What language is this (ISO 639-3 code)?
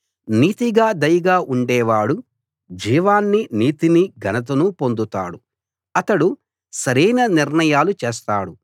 tel